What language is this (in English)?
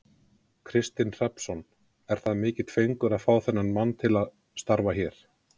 Icelandic